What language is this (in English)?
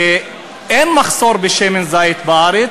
Hebrew